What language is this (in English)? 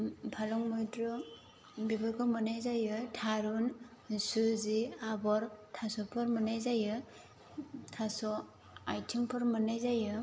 Bodo